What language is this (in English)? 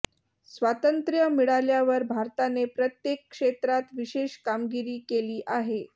Marathi